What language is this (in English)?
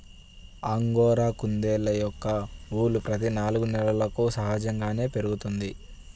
Telugu